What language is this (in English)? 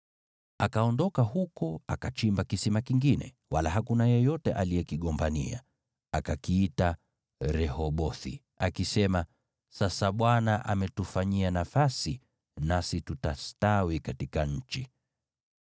Swahili